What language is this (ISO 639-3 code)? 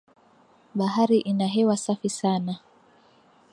swa